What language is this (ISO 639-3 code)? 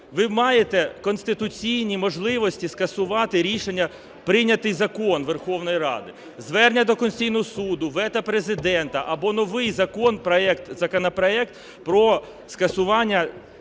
ukr